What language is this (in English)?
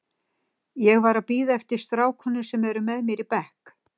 Icelandic